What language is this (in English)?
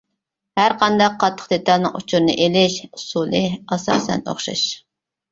Uyghur